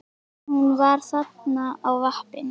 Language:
Icelandic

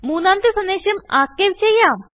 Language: Malayalam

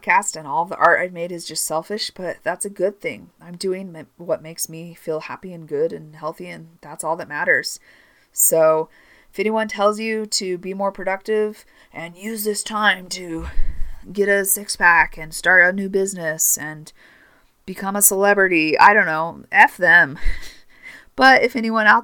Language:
English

